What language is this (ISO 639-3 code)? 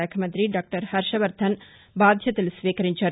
tel